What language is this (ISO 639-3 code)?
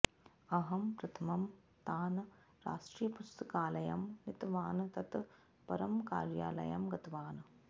san